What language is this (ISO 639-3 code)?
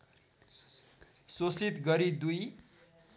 nep